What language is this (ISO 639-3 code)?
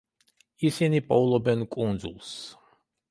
kat